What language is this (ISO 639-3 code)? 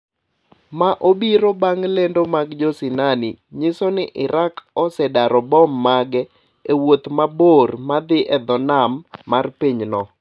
luo